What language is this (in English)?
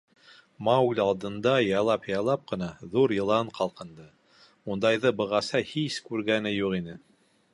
Bashkir